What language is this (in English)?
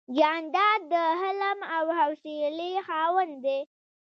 Pashto